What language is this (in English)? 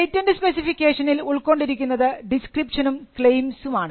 Malayalam